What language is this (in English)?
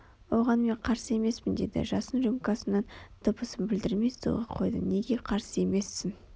Kazakh